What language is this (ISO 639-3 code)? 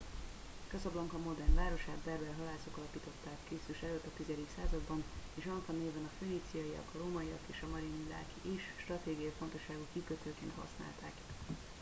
hun